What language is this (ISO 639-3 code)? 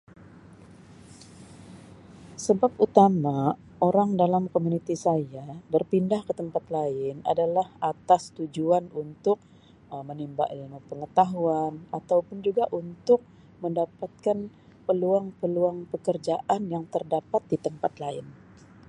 msi